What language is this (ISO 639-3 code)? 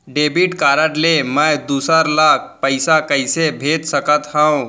hne